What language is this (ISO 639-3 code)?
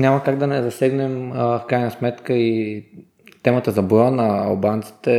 bul